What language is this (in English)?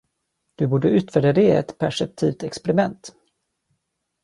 Swedish